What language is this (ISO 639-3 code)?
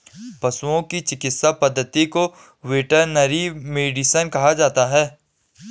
hin